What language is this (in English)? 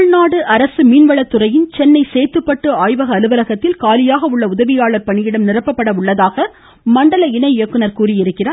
Tamil